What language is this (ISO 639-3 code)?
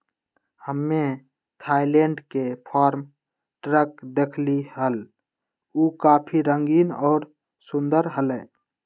mag